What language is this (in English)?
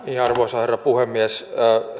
Finnish